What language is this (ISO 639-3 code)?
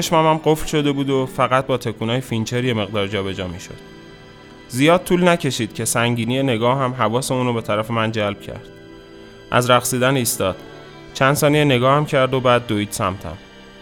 fas